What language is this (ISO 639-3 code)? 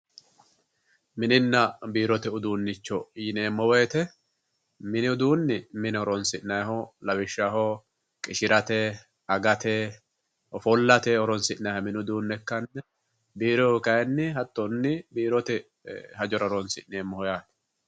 sid